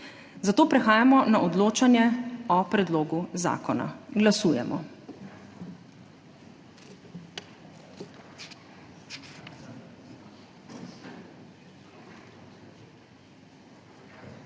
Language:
Slovenian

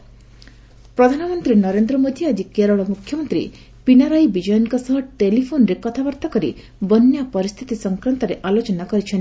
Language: Odia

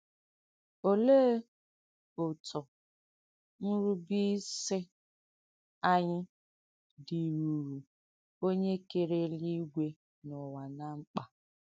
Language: Igbo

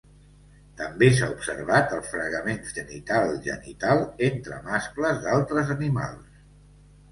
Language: Catalan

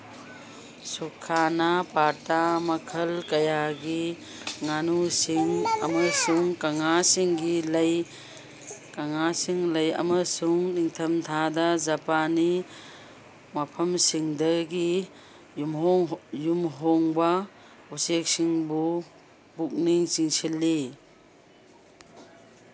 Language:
Manipuri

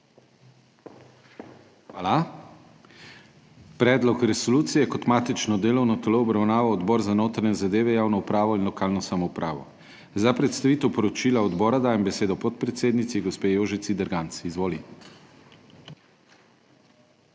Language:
Slovenian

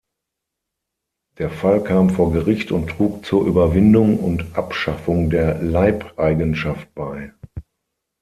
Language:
German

